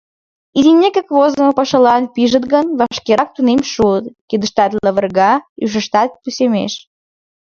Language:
Mari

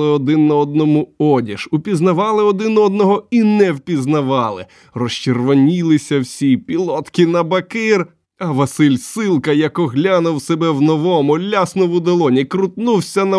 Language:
Ukrainian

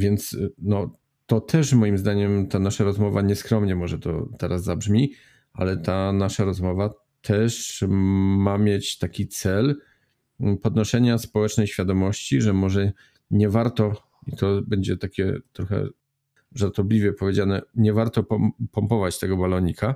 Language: Polish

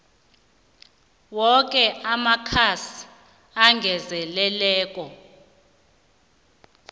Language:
South Ndebele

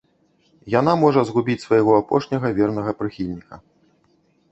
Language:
Belarusian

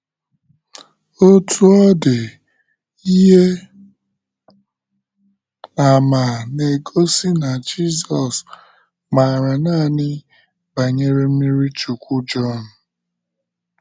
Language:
Igbo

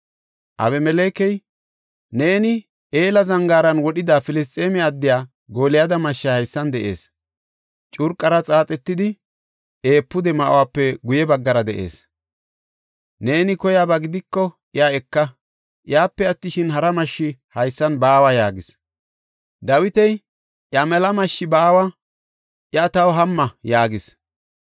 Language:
Gofa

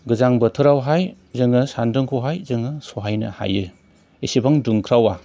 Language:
Bodo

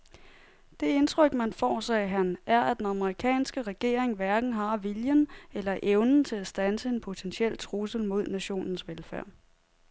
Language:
Danish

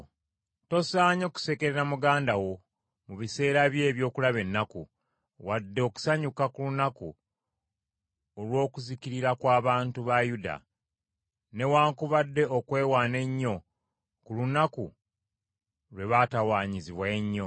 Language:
Ganda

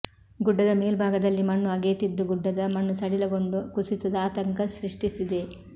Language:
Kannada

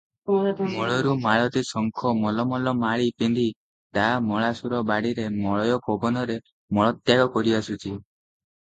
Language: Odia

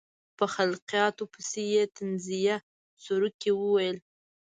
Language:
Pashto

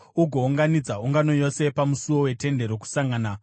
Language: Shona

